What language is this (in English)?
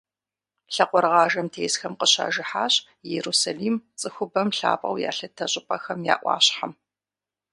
Kabardian